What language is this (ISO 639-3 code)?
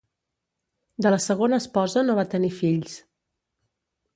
cat